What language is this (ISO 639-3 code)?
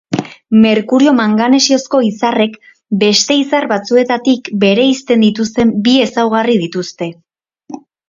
eus